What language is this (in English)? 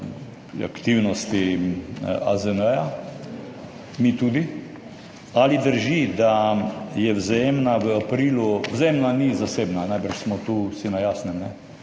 Slovenian